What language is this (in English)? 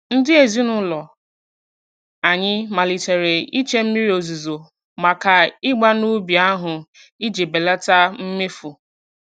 Igbo